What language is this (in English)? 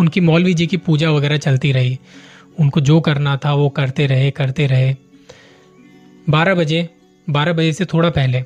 Hindi